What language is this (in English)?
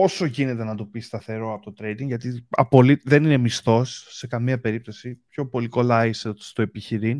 Greek